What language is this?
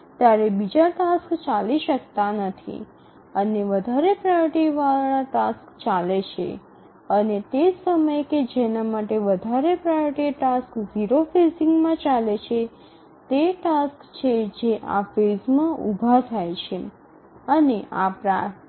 Gujarati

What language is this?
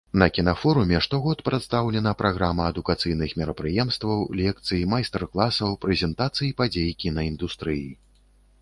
Belarusian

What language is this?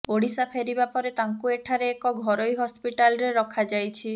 Odia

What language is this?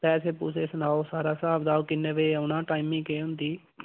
Dogri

